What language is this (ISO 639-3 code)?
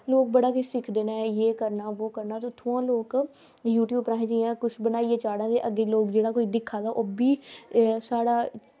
doi